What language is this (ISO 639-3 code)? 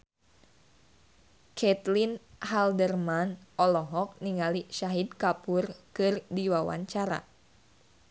sun